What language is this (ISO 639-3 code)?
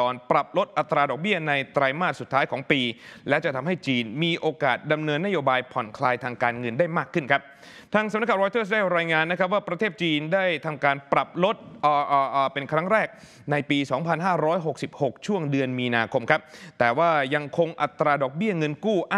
tha